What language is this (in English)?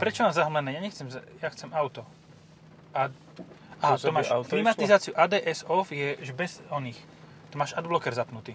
Slovak